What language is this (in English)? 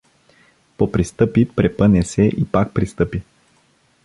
Bulgarian